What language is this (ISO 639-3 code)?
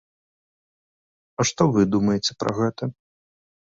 bel